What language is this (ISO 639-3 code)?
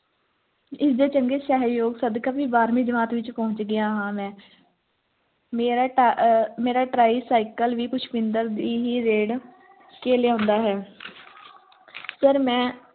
pan